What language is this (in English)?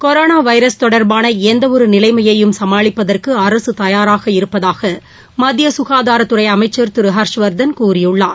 Tamil